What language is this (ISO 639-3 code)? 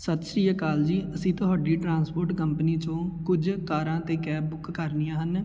pan